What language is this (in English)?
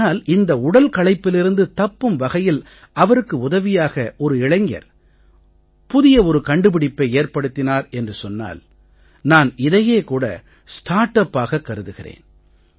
Tamil